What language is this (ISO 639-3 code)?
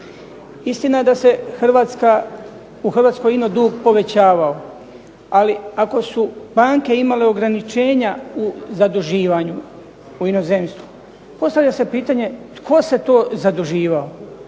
hrv